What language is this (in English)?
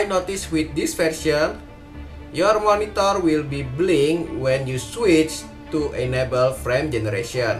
Indonesian